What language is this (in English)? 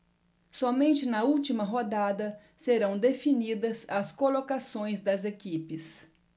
Portuguese